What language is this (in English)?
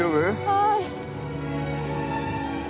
Japanese